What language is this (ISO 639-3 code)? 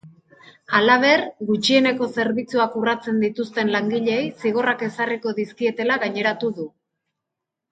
eus